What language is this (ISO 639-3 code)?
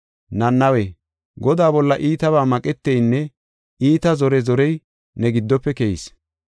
gof